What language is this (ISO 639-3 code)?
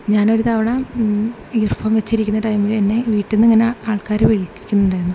mal